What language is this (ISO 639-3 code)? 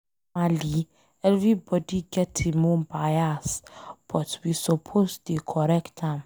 pcm